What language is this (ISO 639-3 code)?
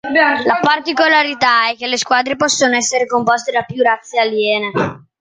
ita